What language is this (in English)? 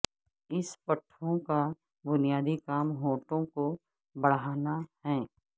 Urdu